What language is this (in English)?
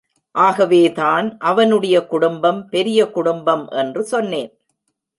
Tamil